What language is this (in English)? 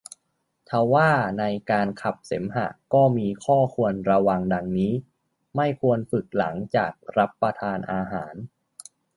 Thai